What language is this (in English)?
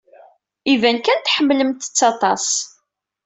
Kabyle